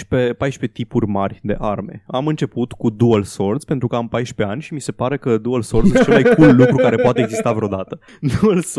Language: Romanian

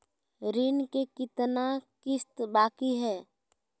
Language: Magahi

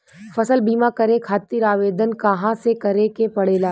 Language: Bhojpuri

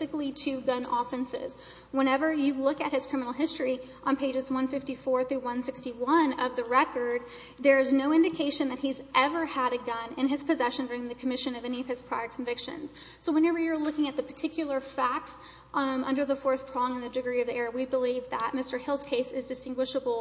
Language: English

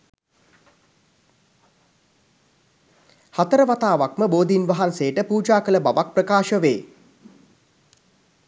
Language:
Sinhala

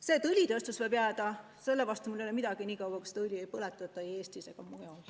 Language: Estonian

